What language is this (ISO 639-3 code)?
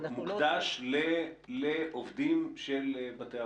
heb